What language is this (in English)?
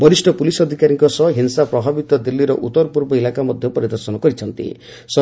Odia